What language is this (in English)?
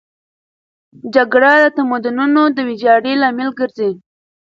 Pashto